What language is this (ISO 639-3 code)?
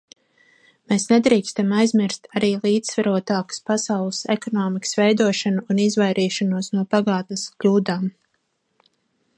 lav